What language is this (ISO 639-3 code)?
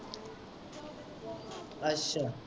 pan